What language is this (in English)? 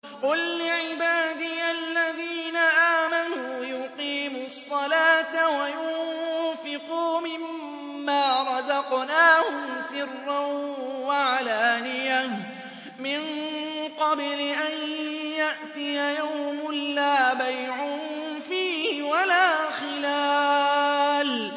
Arabic